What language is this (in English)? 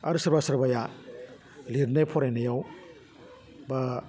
Bodo